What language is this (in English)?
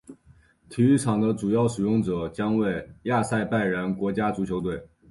Chinese